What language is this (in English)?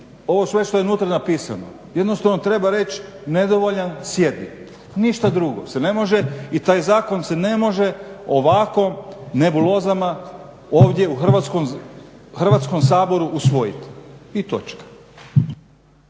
Croatian